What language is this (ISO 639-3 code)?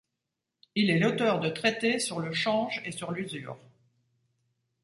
fra